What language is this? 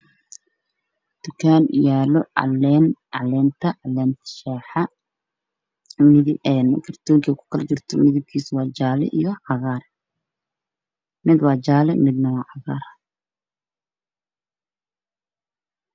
Somali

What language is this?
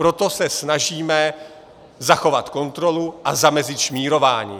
Czech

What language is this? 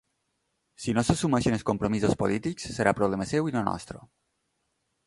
Catalan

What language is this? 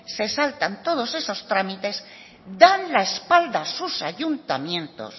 Spanish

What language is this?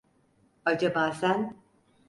Turkish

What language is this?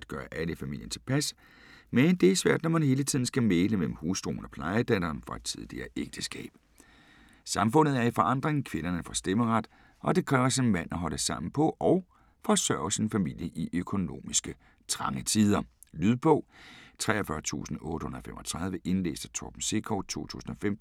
Danish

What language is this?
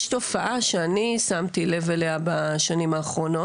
Hebrew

